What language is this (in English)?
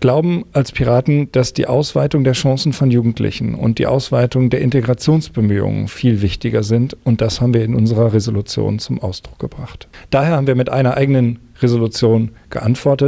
German